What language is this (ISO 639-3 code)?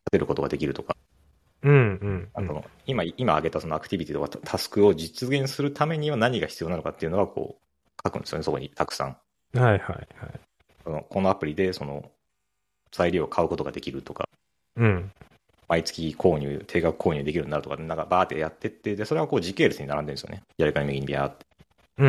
jpn